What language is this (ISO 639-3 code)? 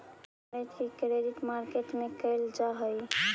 mag